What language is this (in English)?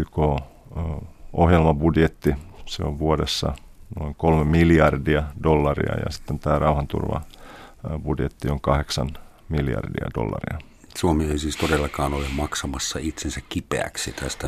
Finnish